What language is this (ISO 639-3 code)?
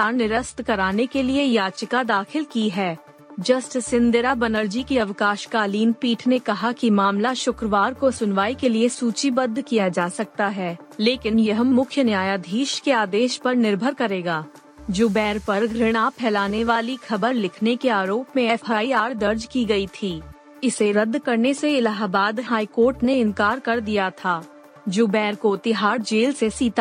hin